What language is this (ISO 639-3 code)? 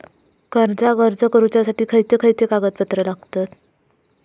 mar